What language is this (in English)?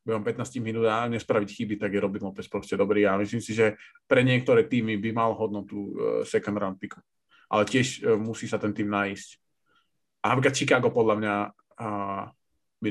Slovak